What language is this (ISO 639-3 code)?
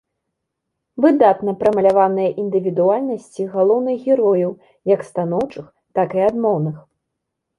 bel